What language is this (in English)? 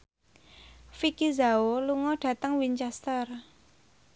Javanese